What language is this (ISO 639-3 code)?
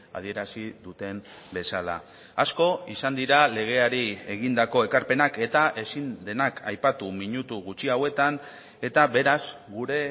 eus